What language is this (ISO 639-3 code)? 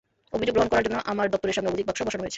ben